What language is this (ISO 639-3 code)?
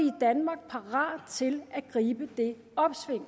dan